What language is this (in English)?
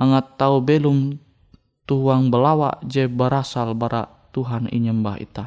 Indonesian